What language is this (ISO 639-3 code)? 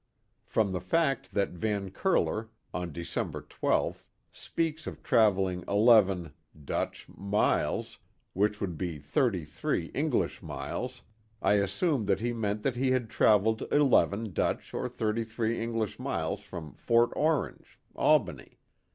eng